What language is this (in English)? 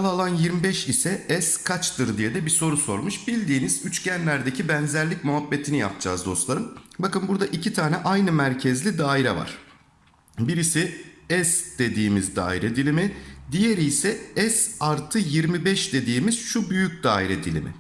Turkish